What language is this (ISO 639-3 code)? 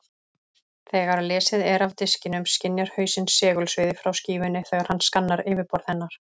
isl